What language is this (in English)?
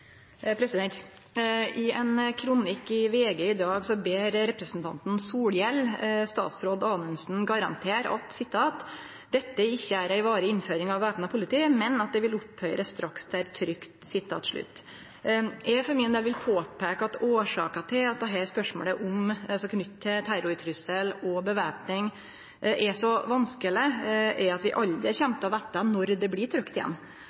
Norwegian Nynorsk